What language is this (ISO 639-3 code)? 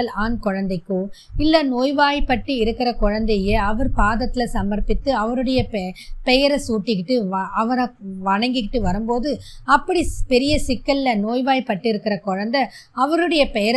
tam